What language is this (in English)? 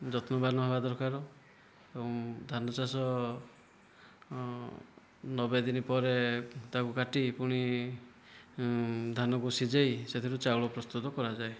Odia